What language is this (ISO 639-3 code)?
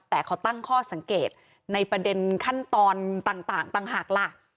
tha